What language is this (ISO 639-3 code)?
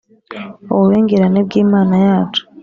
kin